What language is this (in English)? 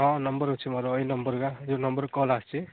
Odia